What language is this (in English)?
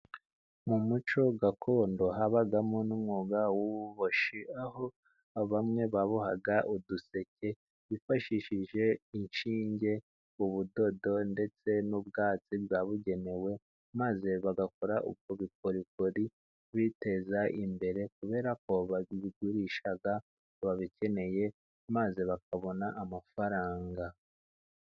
Kinyarwanda